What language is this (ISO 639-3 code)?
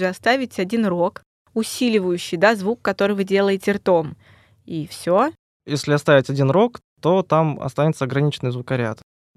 rus